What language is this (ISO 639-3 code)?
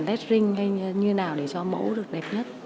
vie